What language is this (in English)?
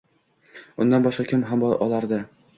Uzbek